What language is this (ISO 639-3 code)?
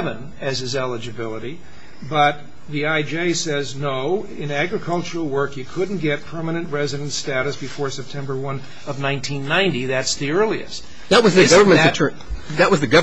eng